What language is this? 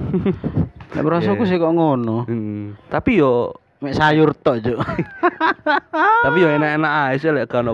Indonesian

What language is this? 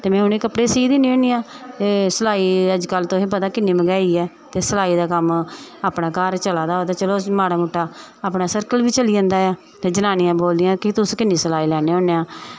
Dogri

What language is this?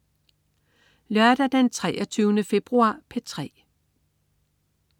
Danish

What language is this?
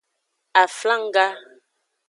Aja (Benin)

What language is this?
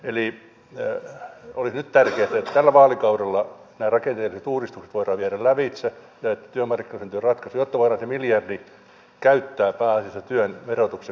Finnish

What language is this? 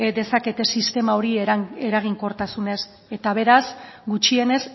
Basque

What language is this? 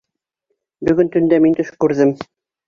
Bashkir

